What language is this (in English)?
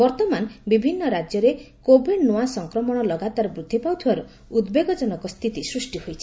Odia